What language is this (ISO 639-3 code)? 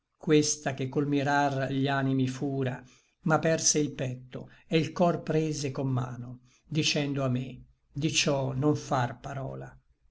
ita